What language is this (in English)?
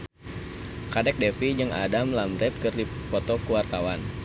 Sundanese